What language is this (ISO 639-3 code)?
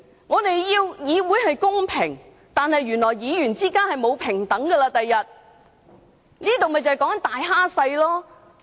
yue